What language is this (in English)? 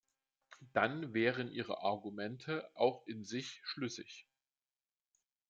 German